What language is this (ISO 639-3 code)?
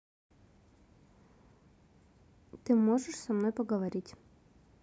rus